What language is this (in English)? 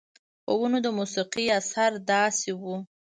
Pashto